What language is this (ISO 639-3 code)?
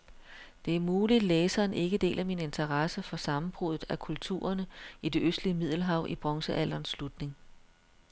dan